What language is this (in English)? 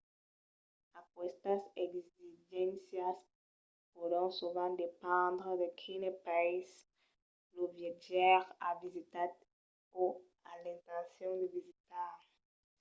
Occitan